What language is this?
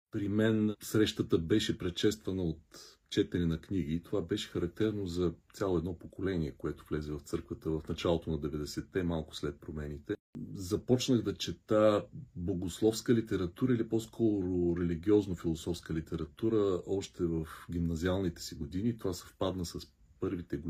Bulgarian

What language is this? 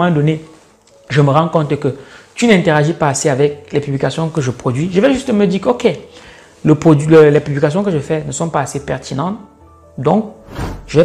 French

